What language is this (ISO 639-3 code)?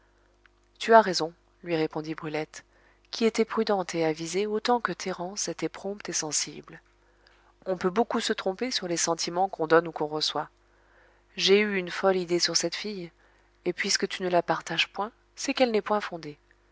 fra